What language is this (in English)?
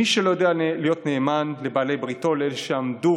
Hebrew